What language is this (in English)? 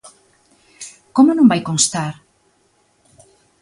Galician